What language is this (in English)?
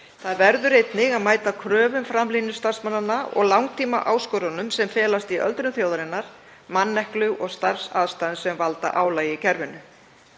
Icelandic